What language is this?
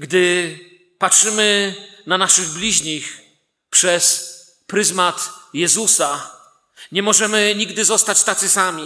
Polish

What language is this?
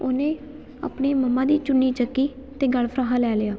Punjabi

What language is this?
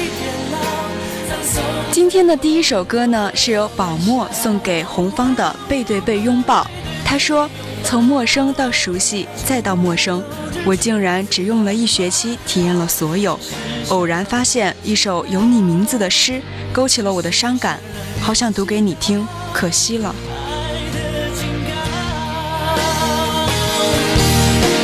Chinese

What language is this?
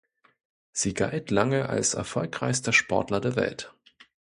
German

